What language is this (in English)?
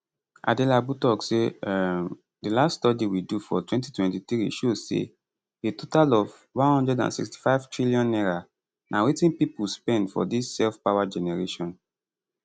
Nigerian Pidgin